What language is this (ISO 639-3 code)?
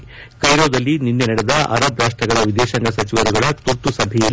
kan